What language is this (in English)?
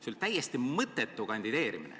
Estonian